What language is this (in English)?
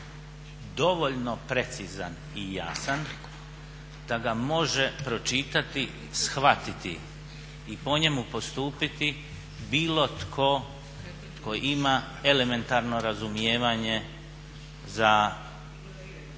Croatian